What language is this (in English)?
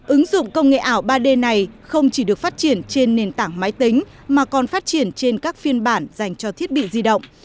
Vietnamese